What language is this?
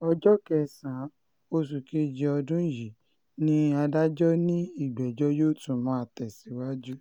Yoruba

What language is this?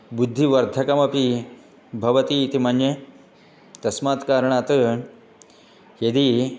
Sanskrit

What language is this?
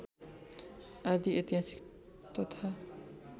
Nepali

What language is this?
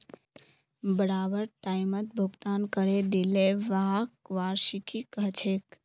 Magahi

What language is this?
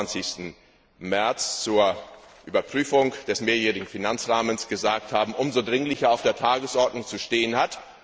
German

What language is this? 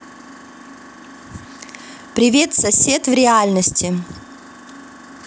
Russian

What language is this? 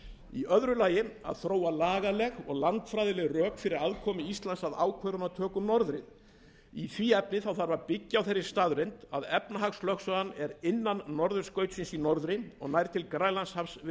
Icelandic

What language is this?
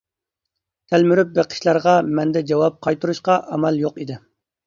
Uyghur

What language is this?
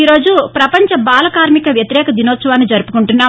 Telugu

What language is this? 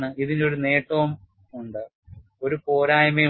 Malayalam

